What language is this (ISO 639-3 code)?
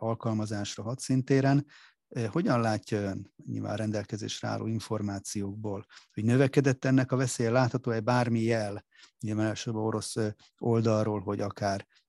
hun